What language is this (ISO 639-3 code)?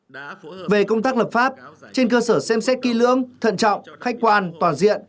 vie